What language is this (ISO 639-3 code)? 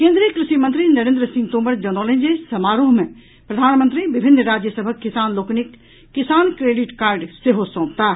mai